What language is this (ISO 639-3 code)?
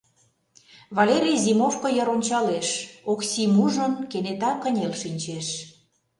chm